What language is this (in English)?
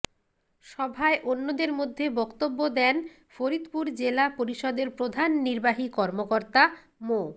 Bangla